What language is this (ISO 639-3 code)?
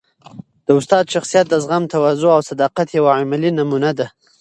pus